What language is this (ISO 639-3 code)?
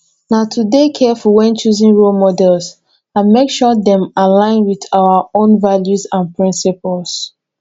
pcm